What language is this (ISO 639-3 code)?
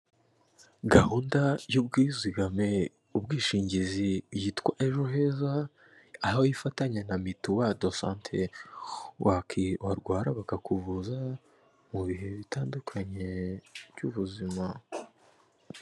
kin